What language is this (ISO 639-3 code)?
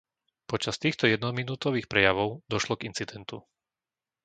slk